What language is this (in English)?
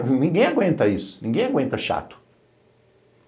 Portuguese